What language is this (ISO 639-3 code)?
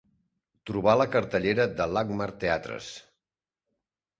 cat